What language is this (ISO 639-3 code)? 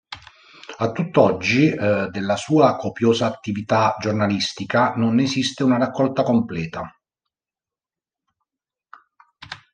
ita